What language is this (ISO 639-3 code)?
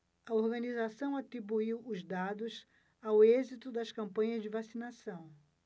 por